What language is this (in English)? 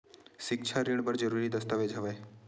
Chhattisgarhi